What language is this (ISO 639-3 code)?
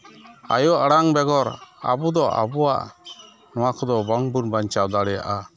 sat